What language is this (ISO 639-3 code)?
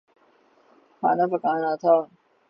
urd